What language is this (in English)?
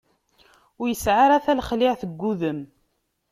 Kabyle